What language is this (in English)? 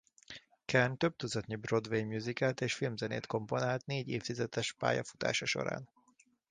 Hungarian